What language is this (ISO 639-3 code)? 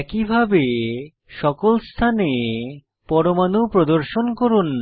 ben